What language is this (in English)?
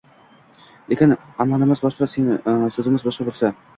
Uzbek